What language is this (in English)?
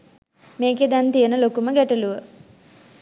Sinhala